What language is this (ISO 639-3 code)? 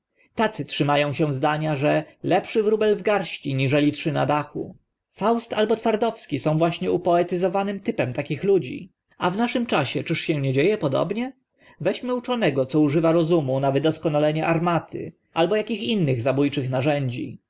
pol